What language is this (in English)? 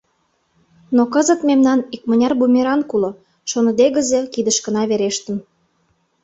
Mari